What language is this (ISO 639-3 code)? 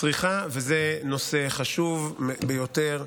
heb